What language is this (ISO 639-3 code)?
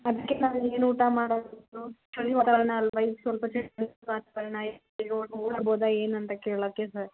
kan